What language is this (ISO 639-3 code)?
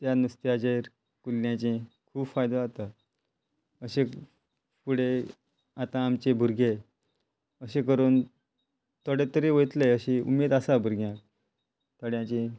kok